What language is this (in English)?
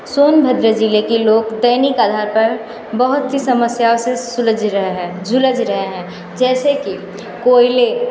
Hindi